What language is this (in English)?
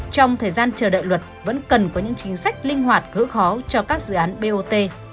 Vietnamese